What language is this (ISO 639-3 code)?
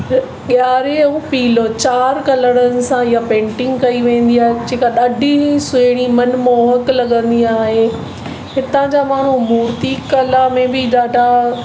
snd